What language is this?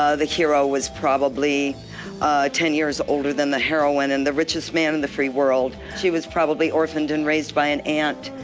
English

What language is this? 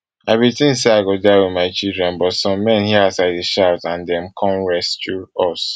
Nigerian Pidgin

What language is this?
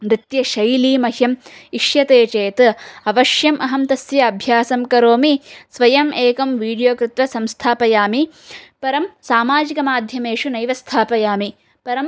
Sanskrit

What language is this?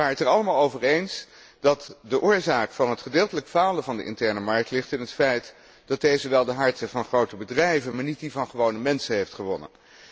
Dutch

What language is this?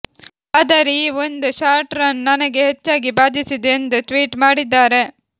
Kannada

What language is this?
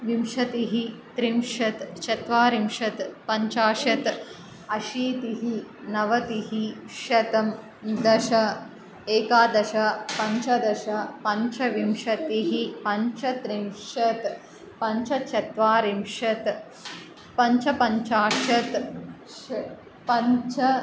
Sanskrit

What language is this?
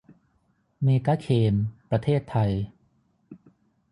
Thai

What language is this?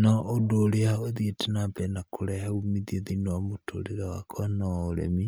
Kikuyu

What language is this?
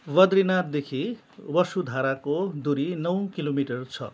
Nepali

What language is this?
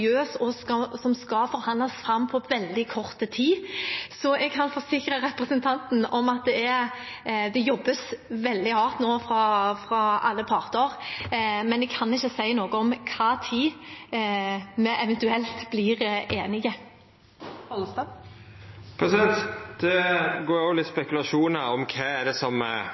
Norwegian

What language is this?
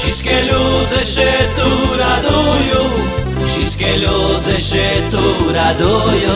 Slovak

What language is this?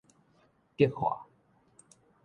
Min Nan Chinese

